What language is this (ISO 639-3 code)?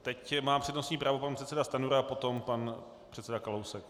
ces